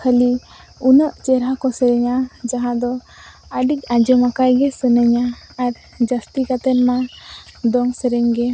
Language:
Santali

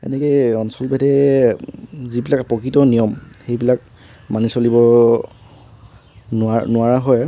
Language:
Assamese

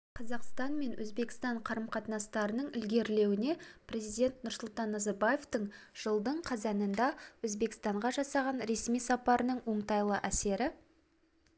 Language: Kazakh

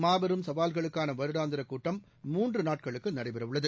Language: Tamil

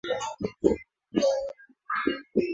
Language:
Swahili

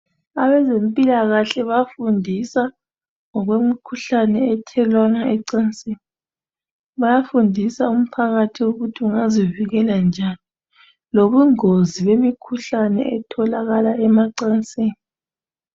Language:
North Ndebele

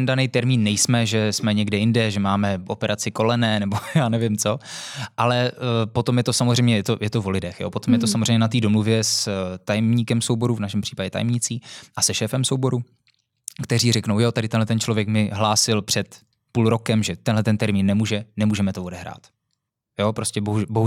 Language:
Czech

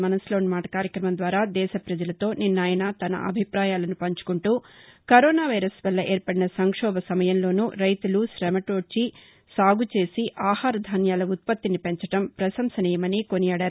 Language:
Telugu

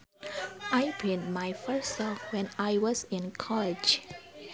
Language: Sundanese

